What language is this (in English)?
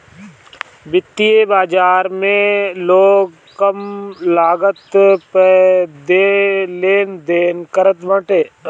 Bhojpuri